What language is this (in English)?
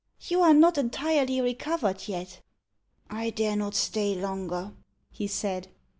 English